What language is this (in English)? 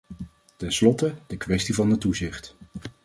Dutch